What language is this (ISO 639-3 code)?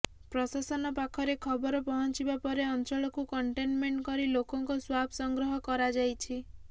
ori